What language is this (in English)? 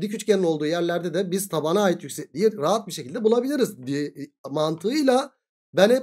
Turkish